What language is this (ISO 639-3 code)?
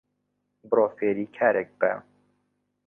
ckb